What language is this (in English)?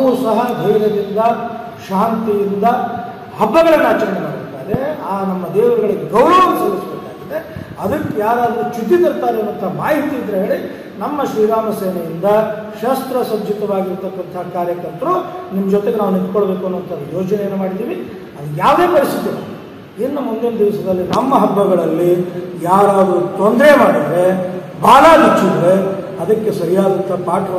Kannada